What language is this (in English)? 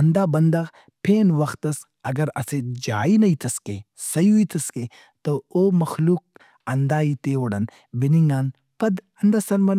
Brahui